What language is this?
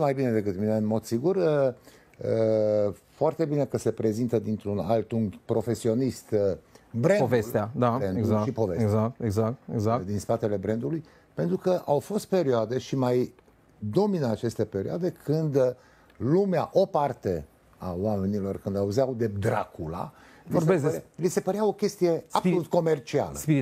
Romanian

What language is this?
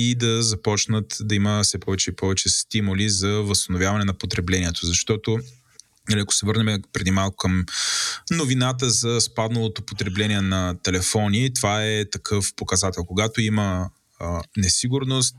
Bulgarian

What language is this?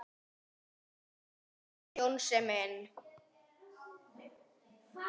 Icelandic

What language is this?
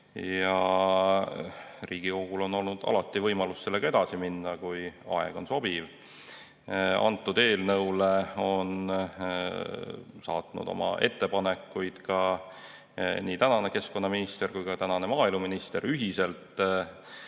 Estonian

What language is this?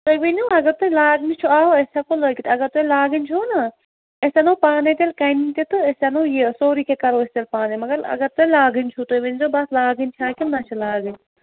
Kashmiri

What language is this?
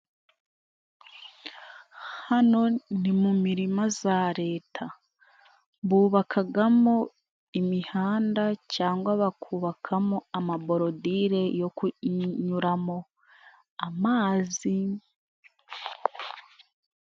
Kinyarwanda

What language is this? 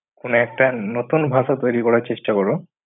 Bangla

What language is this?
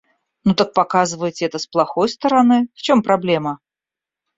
Russian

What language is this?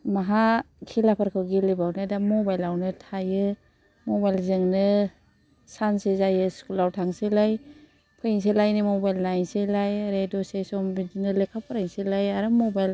Bodo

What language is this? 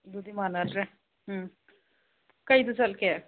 Manipuri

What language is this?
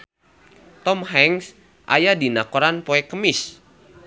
Sundanese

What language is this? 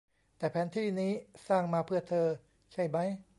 Thai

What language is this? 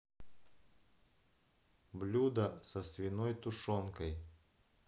Russian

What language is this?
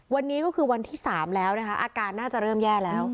Thai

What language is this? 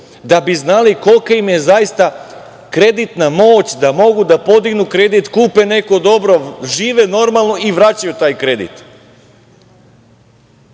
Serbian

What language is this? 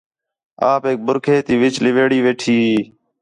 Khetrani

